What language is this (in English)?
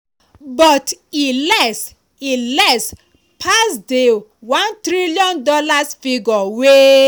Nigerian Pidgin